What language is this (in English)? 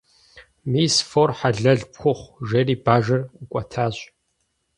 Kabardian